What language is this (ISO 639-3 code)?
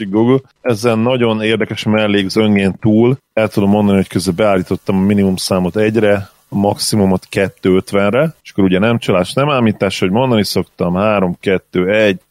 hun